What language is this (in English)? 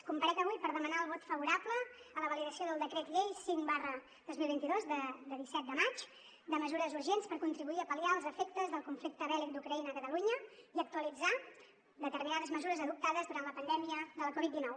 Catalan